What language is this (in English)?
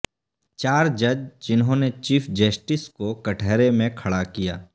Urdu